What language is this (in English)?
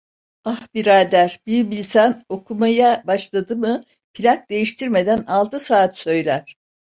Turkish